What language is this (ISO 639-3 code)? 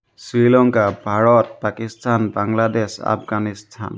asm